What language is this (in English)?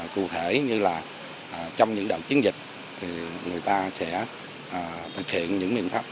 Vietnamese